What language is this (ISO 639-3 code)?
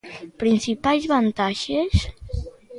glg